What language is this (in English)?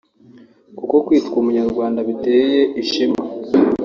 Kinyarwanda